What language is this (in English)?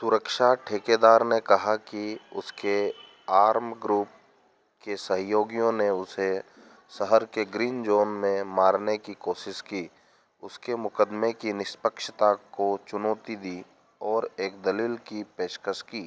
Hindi